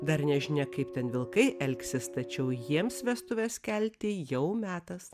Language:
Lithuanian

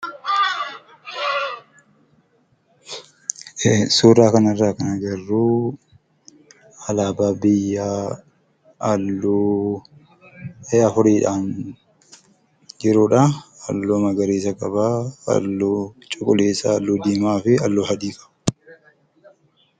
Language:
Oromo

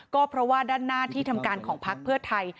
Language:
Thai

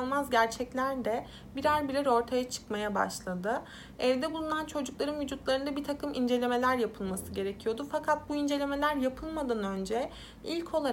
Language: Turkish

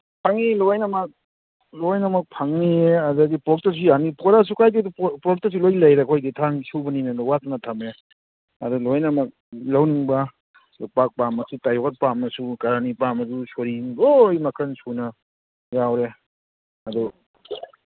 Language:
Manipuri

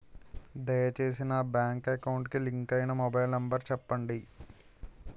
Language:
Telugu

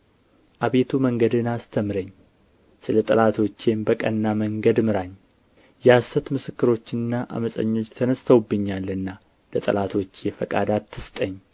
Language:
Amharic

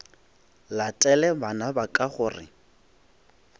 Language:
Northern Sotho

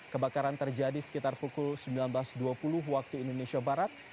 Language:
Indonesian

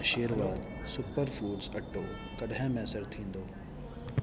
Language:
Sindhi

